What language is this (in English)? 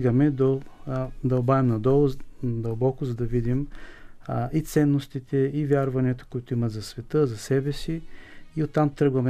Bulgarian